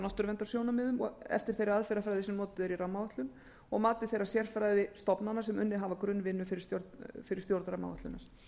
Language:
Icelandic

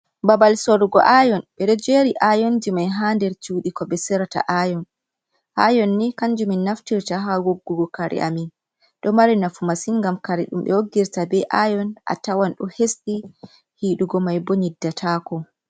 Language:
Fula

